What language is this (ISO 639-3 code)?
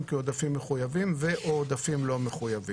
heb